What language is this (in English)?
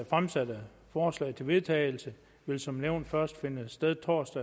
Danish